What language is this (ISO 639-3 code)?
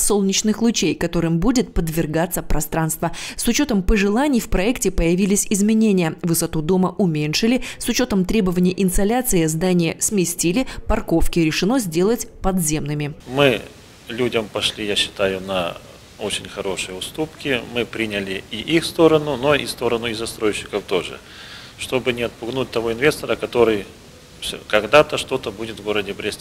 rus